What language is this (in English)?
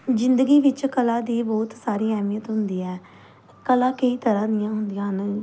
Punjabi